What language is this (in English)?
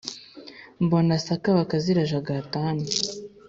Kinyarwanda